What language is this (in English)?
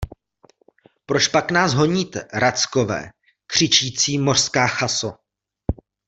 Czech